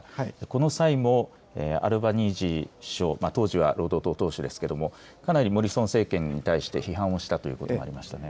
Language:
Japanese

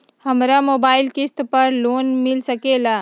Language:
Magahi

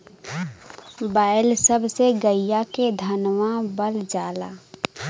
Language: Bhojpuri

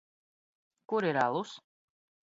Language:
Latvian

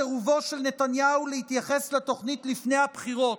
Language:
Hebrew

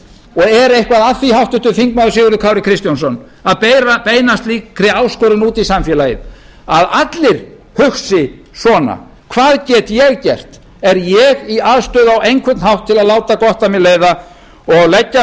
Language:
Icelandic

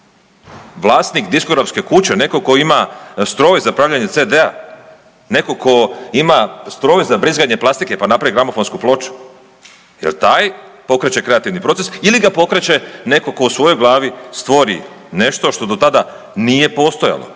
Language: Croatian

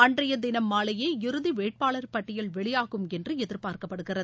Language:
Tamil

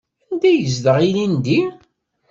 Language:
Kabyle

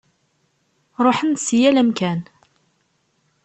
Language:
Kabyle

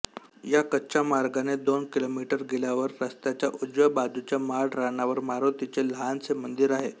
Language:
Marathi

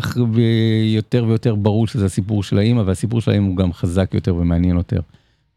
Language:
Hebrew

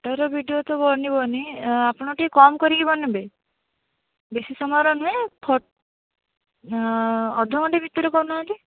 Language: Odia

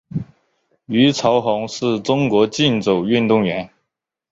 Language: Chinese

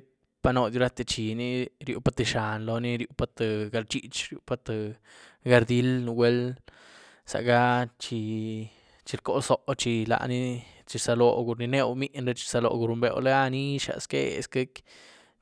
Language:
Güilá Zapotec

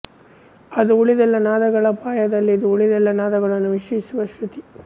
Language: Kannada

